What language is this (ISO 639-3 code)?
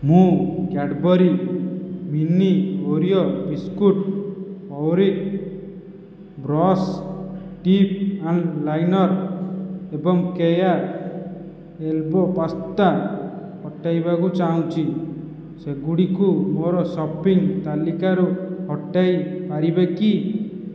ori